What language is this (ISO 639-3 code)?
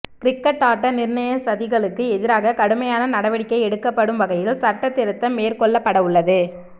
tam